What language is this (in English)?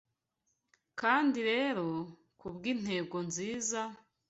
Kinyarwanda